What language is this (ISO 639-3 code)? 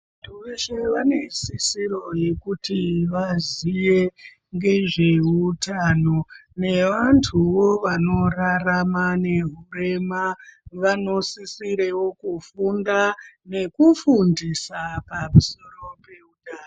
ndc